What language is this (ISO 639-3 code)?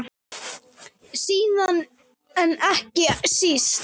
isl